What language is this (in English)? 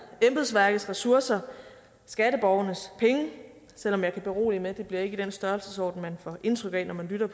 Danish